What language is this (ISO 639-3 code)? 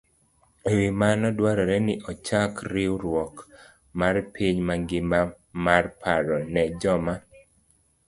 luo